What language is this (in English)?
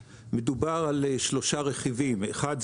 Hebrew